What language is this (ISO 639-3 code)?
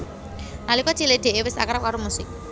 jav